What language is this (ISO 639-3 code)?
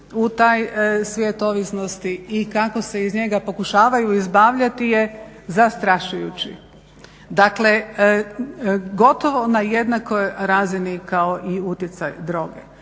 hrv